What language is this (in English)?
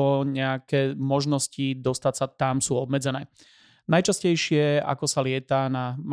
Slovak